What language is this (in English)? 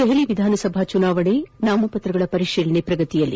Kannada